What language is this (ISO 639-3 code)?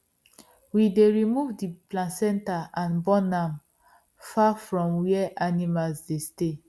pcm